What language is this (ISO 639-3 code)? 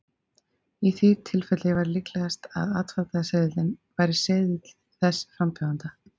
isl